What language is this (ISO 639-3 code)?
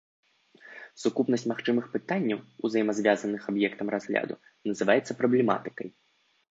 bel